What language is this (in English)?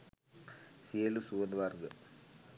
Sinhala